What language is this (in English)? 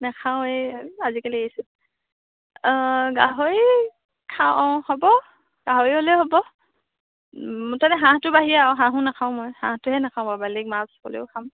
Assamese